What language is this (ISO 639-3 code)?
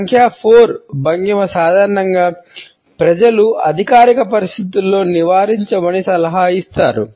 tel